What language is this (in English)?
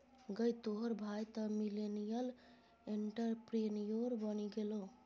Maithili